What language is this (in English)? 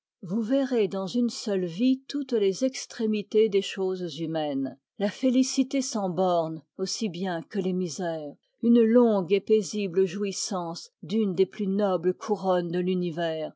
French